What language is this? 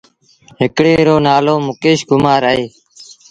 Sindhi Bhil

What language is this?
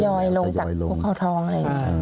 Thai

